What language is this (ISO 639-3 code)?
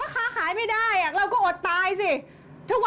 tha